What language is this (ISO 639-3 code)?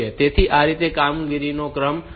guj